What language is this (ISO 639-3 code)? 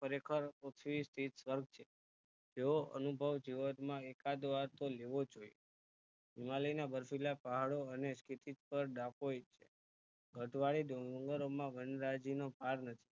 guj